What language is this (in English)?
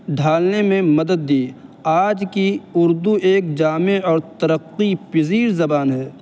Urdu